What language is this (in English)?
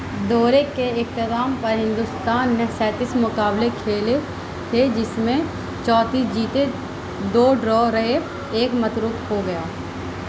Urdu